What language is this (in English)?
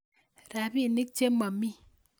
Kalenjin